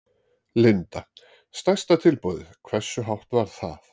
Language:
Icelandic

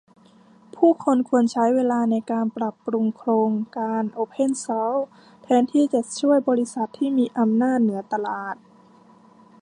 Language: Thai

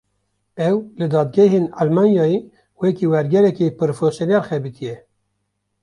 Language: Kurdish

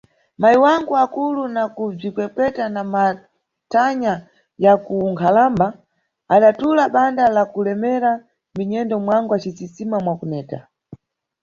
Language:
Nyungwe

